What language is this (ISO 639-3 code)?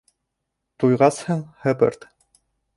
bak